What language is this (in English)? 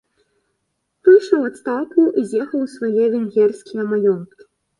Belarusian